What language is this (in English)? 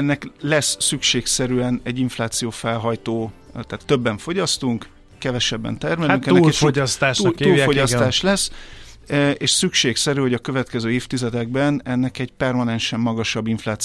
Hungarian